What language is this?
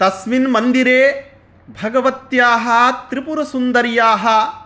Sanskrit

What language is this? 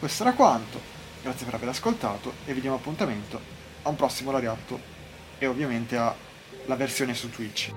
Italian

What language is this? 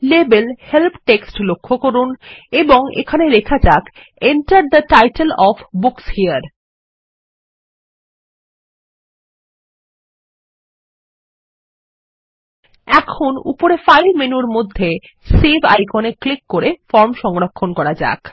Bangla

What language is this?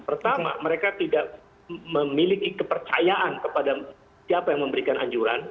Indonesian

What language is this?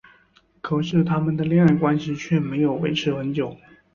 Chinese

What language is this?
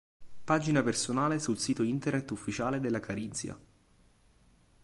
Italian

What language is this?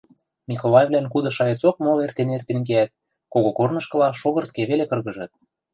Western Mari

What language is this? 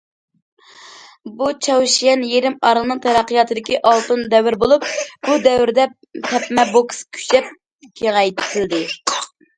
Uyghur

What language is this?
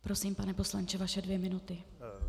Czech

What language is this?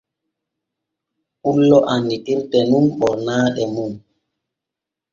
Borgu Fulfulde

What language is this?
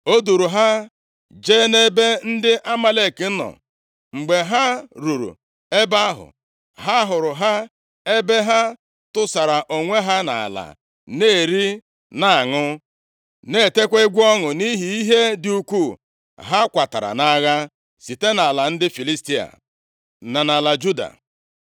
Igbo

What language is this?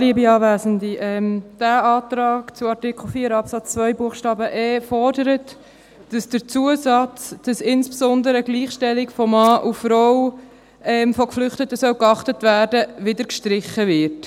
Swiss German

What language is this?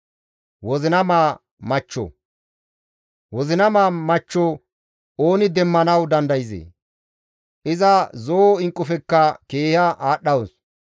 Gamo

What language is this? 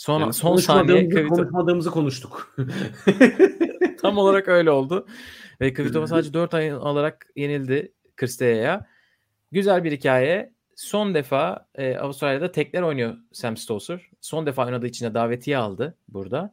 Turkish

